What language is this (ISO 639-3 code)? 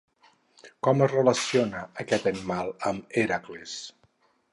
cat